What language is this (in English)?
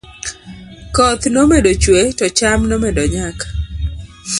Luo (Kenya and Tanzania)